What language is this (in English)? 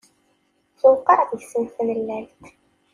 Kabyle